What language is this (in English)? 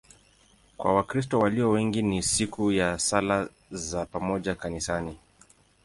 Swahili